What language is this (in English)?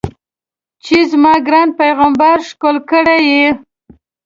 Pashto